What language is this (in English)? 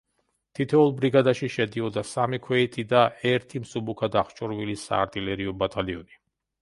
Georgian